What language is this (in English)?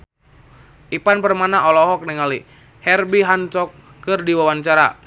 Sundanese